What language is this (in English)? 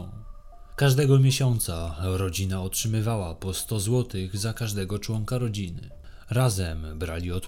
Polish